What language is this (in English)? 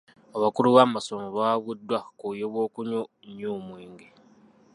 Ganda